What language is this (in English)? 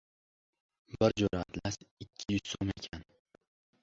Uzbek